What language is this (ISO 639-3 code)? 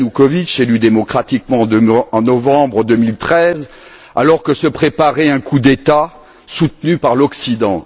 fra